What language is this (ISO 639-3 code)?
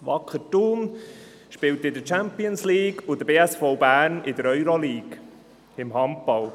gsw